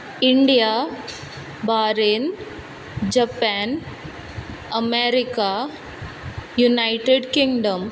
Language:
Konkani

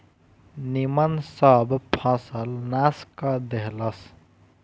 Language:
Bhojpuri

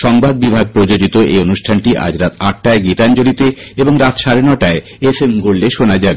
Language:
Bangla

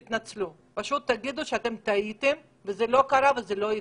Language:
Hebrew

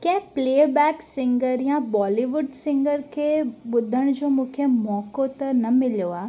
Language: Sindhi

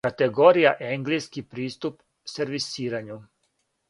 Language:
Serbian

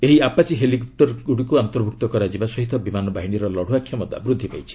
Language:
Odia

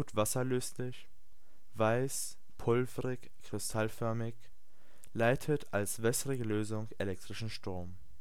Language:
German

